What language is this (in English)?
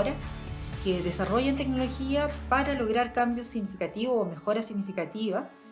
Spanish